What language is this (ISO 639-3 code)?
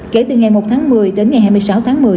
vie